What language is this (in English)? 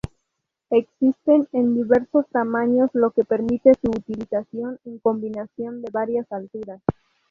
Spanish